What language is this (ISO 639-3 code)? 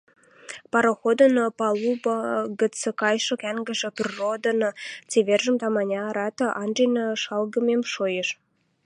mrj